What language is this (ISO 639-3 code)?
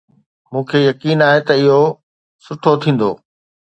snd